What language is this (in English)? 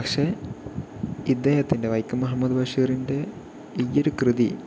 Malayalam